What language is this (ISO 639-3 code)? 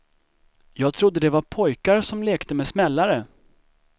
swe